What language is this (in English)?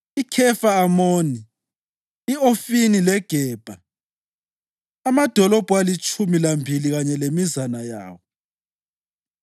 North Ndebele